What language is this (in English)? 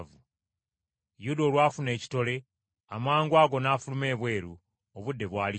Ganda